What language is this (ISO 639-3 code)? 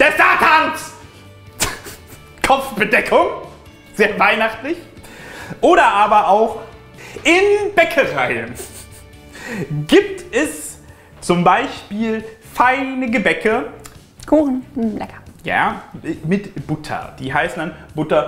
deu